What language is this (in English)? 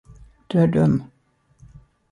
Swedish